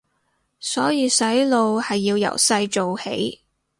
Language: Cantonese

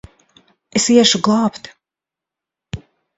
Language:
Latvian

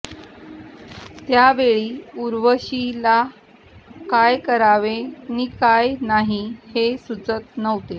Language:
Marathi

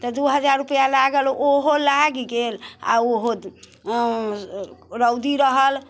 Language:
Maithili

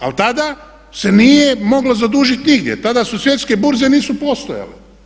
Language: Croatian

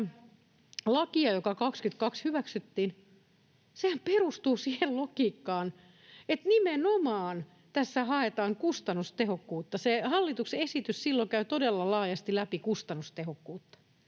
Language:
Finnish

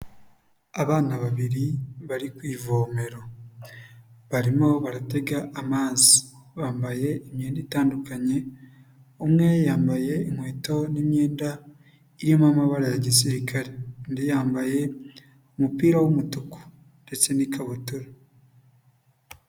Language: Kinyarwanda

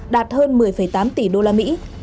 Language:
Vietnamese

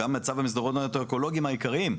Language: Hebrew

